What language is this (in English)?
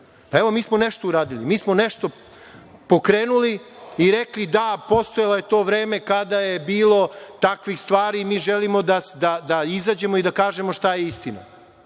Serbian